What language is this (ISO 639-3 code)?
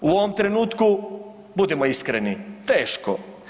hrv